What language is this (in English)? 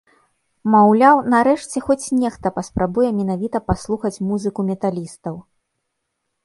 Belarusian